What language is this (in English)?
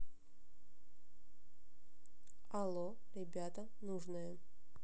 Russian